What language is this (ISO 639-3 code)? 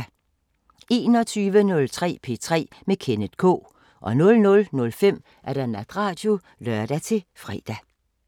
dan